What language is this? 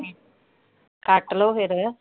Punjabi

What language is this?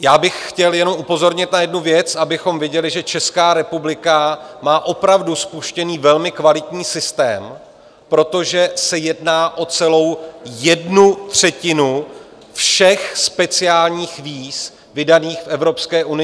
Czech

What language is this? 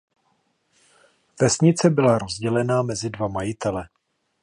Czech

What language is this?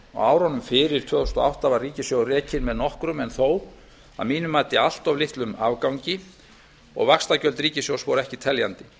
Icelandic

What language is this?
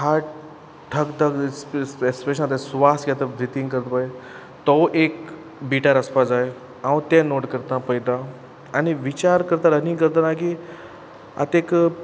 Konkani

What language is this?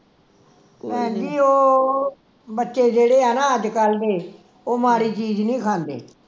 Punjabi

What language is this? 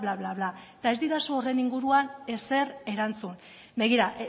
Basque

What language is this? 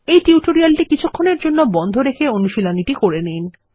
Bangla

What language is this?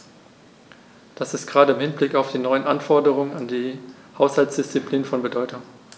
German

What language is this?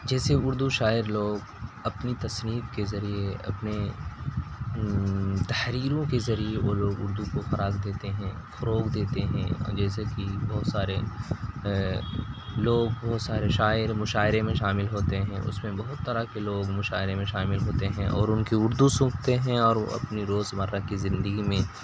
Urdu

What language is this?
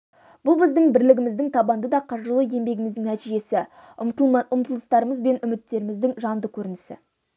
Kazakh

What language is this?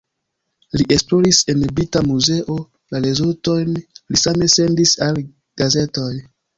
Esperanto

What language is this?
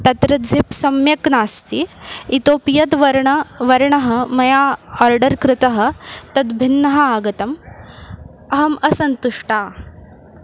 Sanskrit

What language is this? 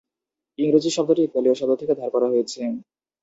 Bangla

